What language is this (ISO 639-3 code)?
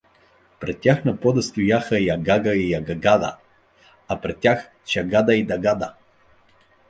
bul